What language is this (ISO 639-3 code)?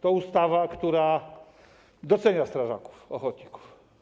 pol